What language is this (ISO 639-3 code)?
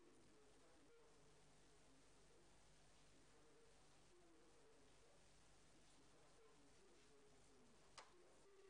heb